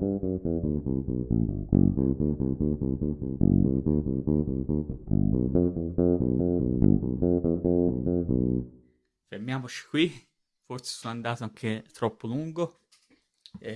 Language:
Italian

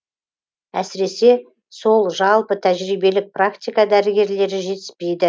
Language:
Kazakh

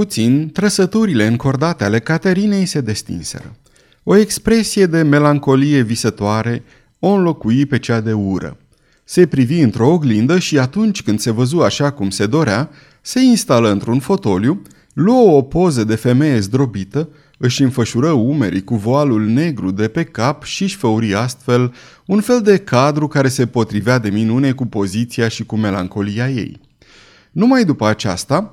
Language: Romanian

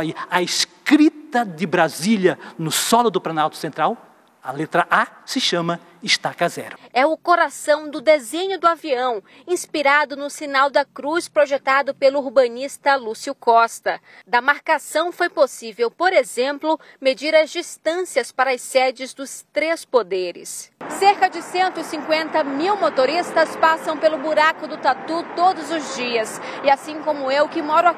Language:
Portuguese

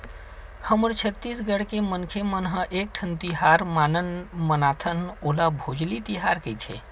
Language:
Chhattisgarhi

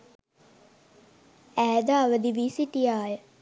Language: Sinhala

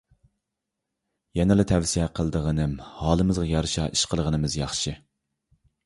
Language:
Uyghur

